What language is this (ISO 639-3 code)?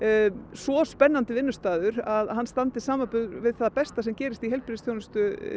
isl